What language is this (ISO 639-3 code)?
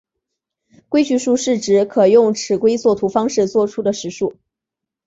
zho